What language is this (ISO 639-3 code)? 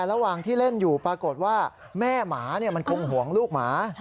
tha